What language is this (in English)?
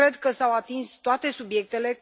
Romanian